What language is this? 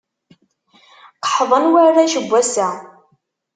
Kabyle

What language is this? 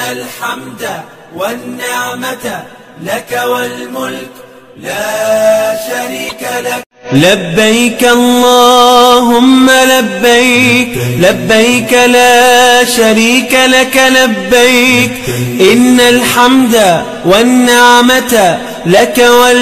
Arabic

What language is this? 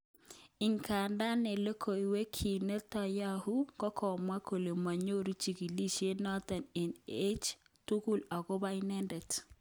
Kalenjin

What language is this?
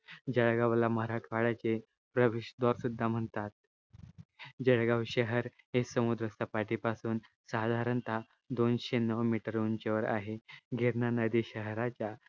Marathi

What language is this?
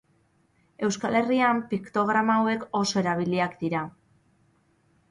Basque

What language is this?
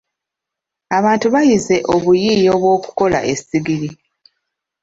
Ganda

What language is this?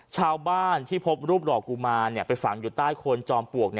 Thai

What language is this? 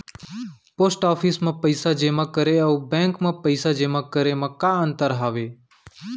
Chhattisgarhi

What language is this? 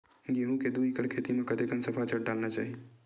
Chhattisgarhi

